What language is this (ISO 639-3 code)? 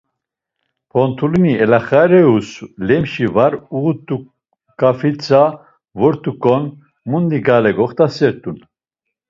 lzz